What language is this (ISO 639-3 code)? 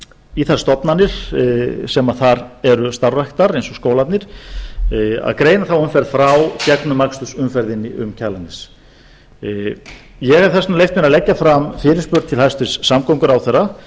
isl